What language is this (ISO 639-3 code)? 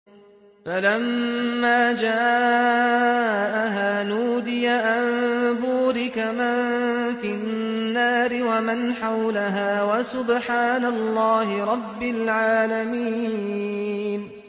ara